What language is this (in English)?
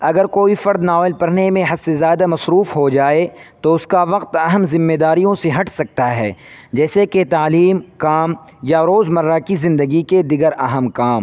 Urdu